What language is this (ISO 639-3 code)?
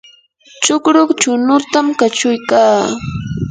qur